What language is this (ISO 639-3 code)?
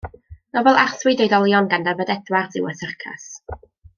cym